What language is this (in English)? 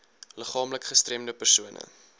Afrikaans